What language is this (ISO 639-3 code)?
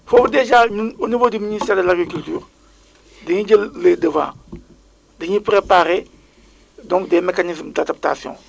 wol